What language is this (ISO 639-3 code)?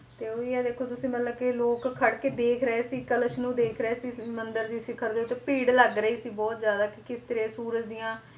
pan